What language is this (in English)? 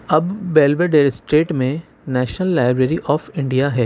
Urdu